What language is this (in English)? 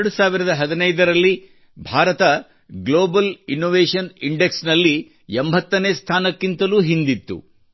Kannada